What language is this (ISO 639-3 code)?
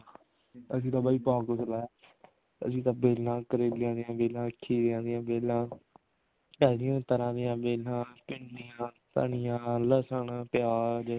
pan